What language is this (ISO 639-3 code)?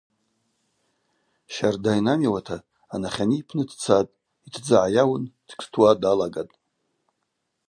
abq